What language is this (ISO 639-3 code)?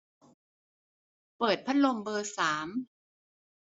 tha